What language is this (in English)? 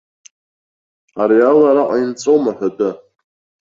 Abkhazian